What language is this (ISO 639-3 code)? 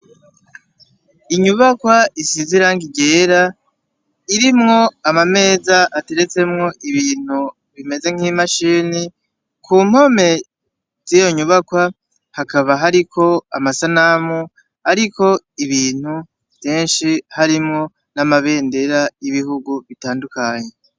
run